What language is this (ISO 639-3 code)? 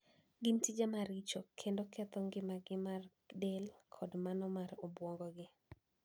luo